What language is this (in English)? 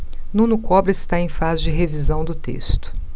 Portuguese